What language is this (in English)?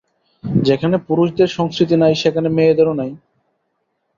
Bangla